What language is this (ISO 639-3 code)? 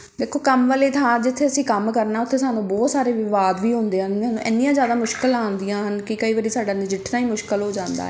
pan